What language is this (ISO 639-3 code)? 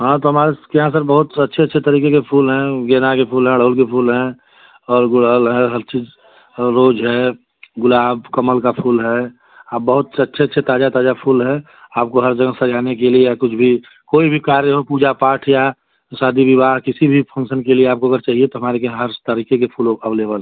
hin